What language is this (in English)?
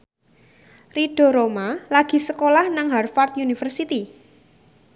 Javanese